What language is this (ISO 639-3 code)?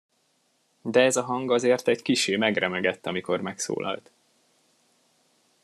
hun